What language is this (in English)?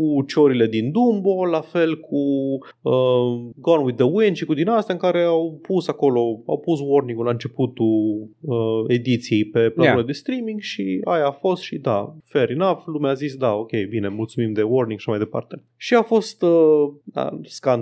Romanian